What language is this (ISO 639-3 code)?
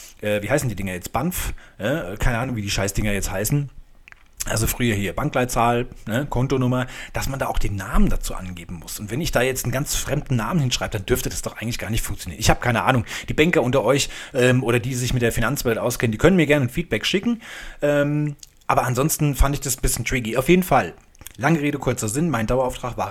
deu